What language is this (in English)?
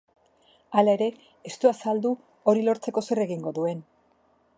Basque